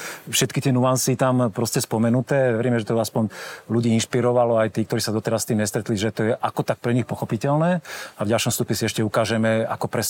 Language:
Slovak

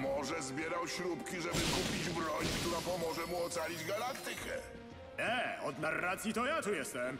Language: Polish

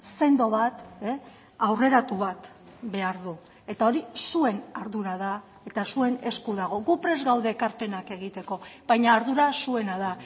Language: Basque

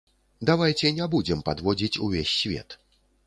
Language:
Belarusian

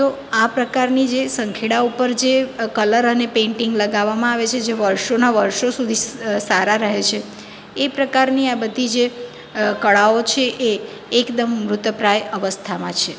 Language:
Gujarati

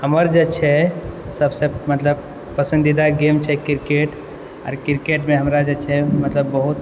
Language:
Maithili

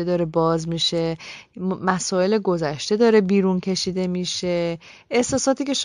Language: Persian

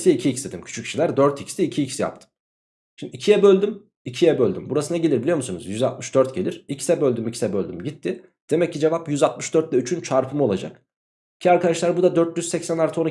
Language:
Turkish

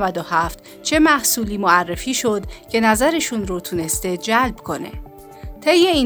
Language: Persian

